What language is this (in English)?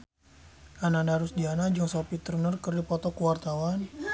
Sundanese